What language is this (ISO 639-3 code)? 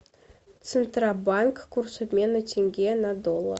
rus